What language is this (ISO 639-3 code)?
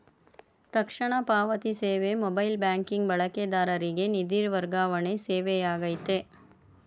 kan